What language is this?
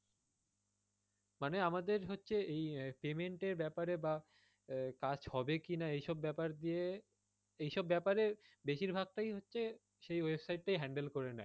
Bangla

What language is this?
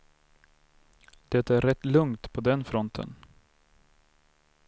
Swedish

